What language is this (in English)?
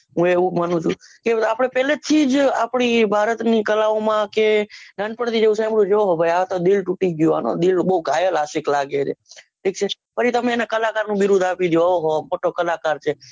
Gujarati